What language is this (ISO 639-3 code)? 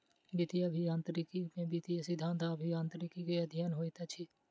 mai